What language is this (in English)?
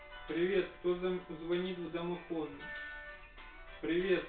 Russian